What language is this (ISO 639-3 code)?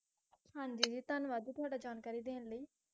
pan